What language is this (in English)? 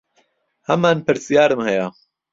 Central Kurdish